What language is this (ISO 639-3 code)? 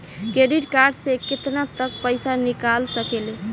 bho